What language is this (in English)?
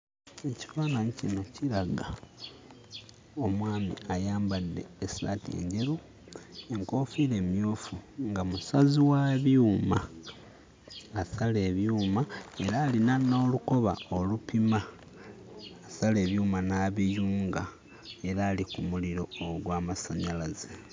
Ganda